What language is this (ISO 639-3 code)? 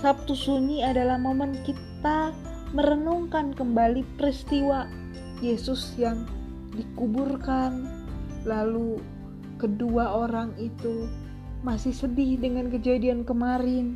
ind